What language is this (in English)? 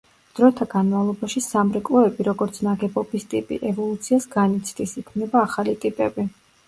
Georgian